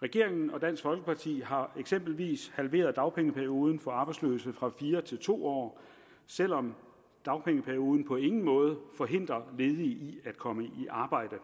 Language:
Danish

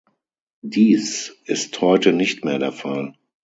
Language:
German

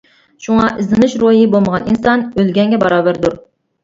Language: Uyghur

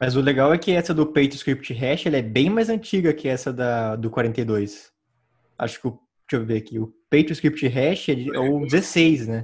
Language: Portuguese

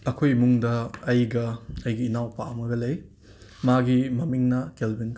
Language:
Manipuri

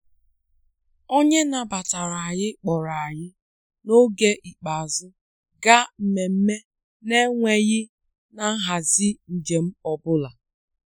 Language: Igbo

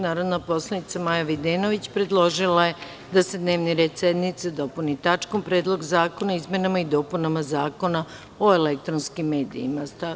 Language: Serbian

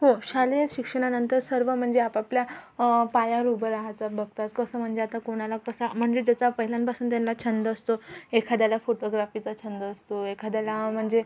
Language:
Marathi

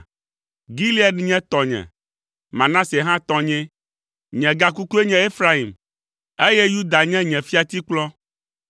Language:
Ewe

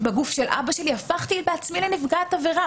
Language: Hebrew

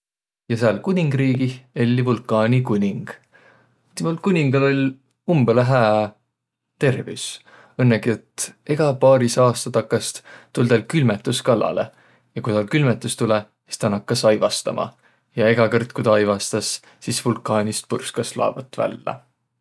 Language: Võro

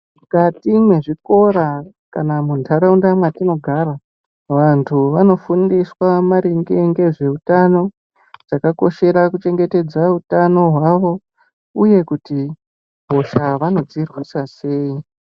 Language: Ndau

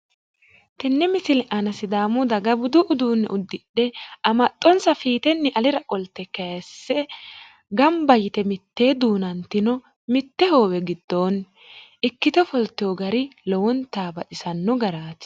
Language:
Sidamo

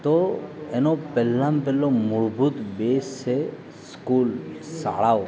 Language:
Gujarati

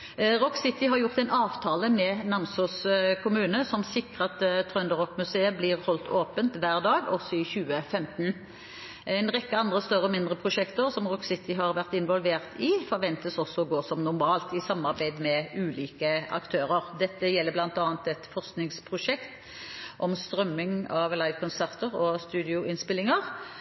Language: Norwegian Bokmål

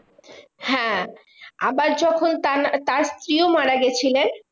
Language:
Bangla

